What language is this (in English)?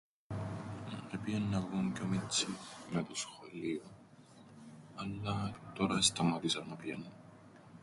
Greek